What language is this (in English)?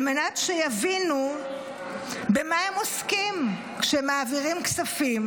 Hebrew